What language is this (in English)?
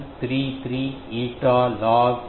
Telugu